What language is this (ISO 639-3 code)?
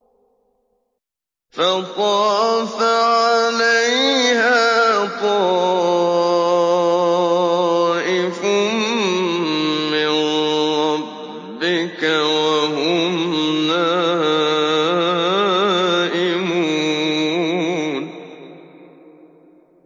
ara